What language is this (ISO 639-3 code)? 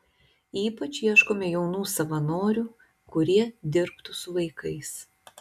lit